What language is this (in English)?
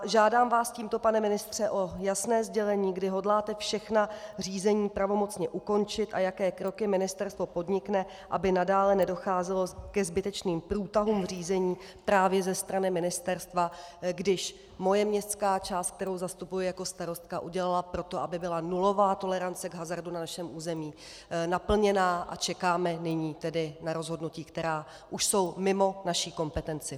Czech